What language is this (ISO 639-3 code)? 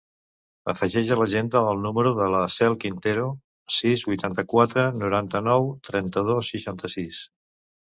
cat